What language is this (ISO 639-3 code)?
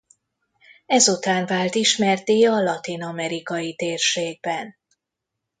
hun